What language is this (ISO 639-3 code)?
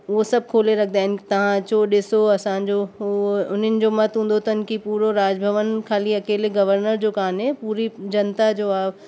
snd